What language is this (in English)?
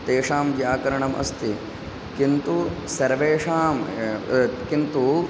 Sanskrit